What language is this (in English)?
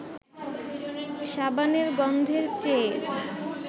Bangla